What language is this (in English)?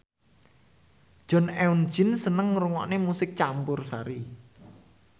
Javanese